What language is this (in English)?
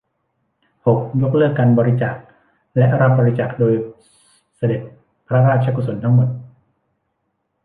Thai